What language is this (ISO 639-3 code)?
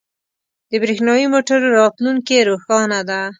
pus